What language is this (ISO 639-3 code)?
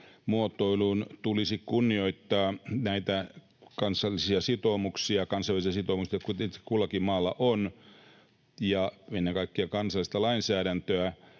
fin